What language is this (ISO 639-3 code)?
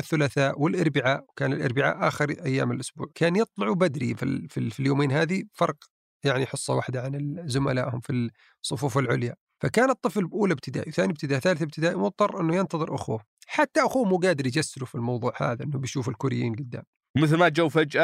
ara